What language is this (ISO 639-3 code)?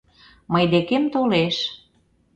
chm